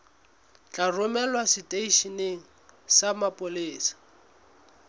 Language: Southern Sotho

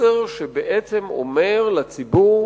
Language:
Hebrew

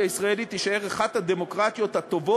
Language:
Hebrew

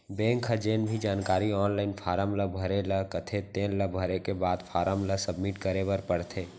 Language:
Chhattisgarhi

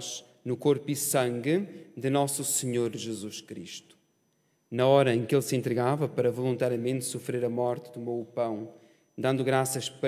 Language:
Portuguese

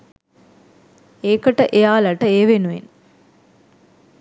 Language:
Sinhala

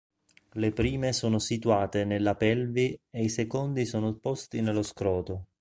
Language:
Italian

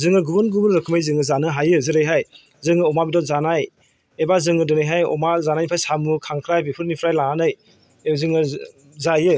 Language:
Bodo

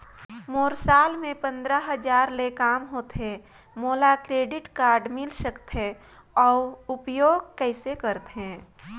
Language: Chhattisgarhi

